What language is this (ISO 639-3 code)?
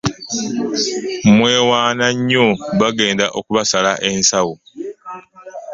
lug